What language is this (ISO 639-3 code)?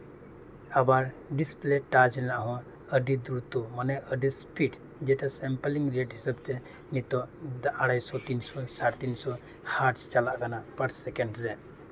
sat